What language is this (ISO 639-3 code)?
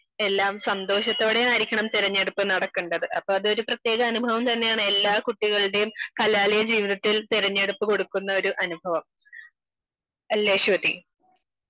mal